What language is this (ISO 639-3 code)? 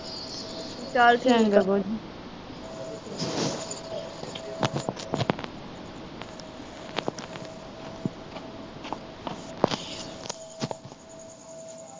pan